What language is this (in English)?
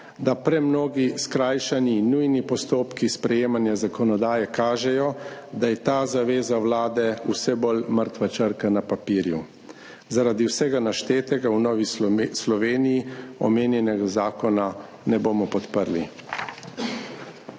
Slovenian